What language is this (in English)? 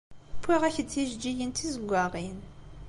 Kabyle